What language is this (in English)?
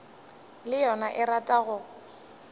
Northern Sotho